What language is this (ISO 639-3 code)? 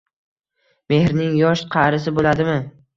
uzb